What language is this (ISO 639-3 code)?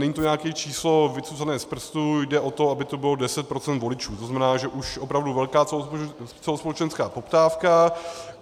ces